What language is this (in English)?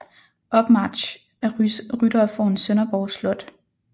Danish